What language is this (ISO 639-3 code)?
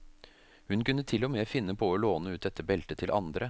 nor